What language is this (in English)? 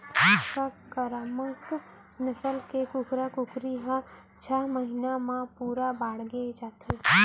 Chhattisgarhi